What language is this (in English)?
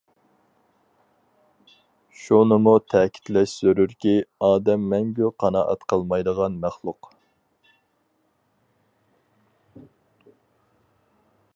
Uyghur